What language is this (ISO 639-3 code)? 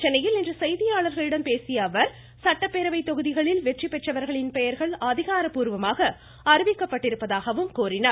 tam